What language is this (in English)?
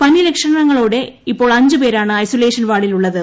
Malayalam